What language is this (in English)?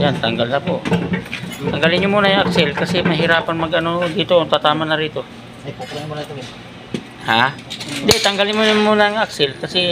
Filipino